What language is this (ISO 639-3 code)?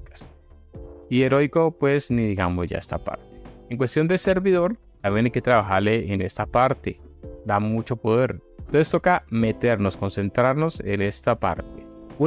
spa